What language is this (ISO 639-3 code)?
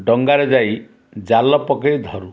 ori